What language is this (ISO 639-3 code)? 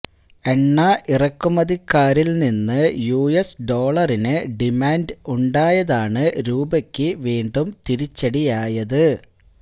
mal